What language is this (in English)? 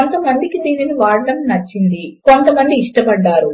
Telugu